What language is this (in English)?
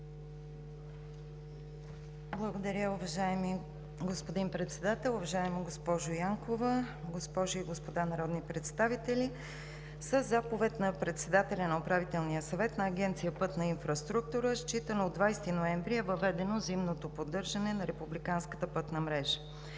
Bulgarian